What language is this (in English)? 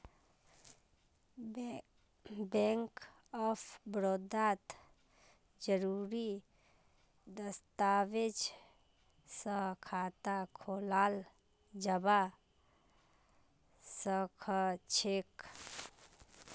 Magahi